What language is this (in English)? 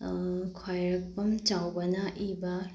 Manipuri